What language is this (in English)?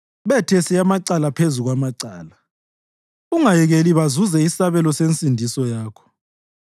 North Ndebele